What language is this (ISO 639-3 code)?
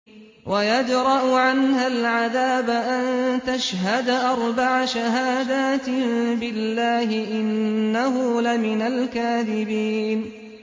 ara